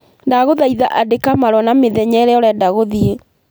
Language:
Kikuyu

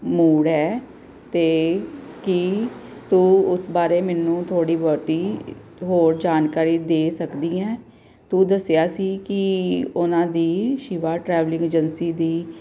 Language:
Punjabi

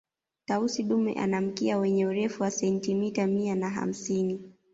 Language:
Swahili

